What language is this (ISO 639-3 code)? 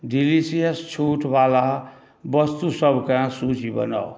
mai